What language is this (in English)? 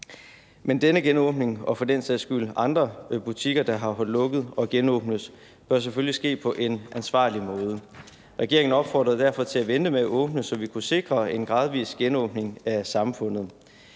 Danish